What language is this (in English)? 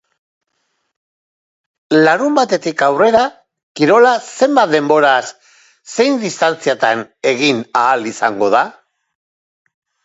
Basque